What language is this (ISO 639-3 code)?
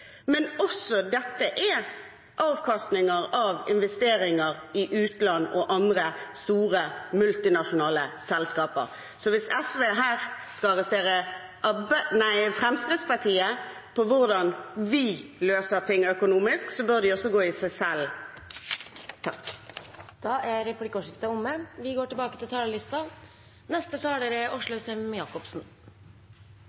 nor